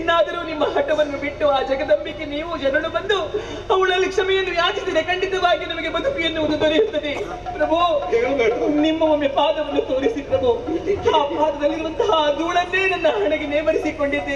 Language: Arabic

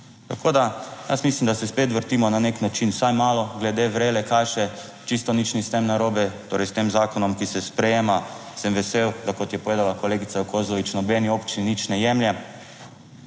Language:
Slovenian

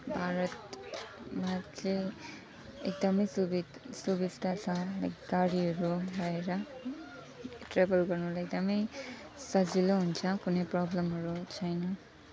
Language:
Nepali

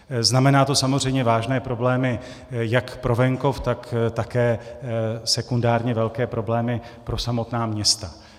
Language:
Czech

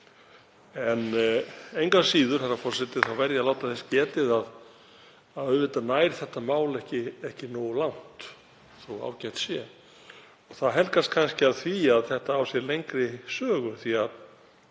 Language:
Icelandic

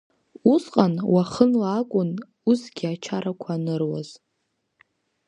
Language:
Abkhazian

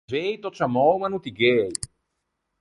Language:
Ligurian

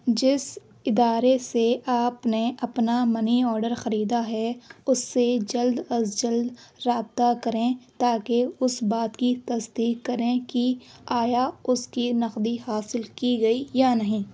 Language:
Urdu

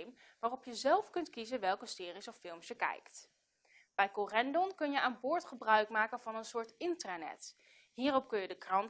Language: Dutch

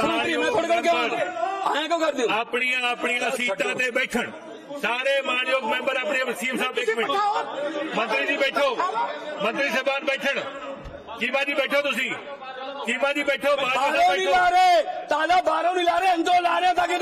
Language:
Punjabi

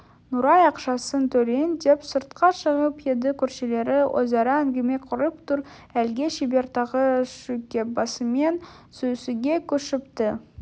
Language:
Kazakh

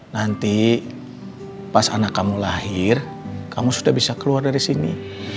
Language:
Indonesian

